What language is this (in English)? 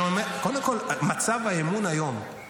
Hebrew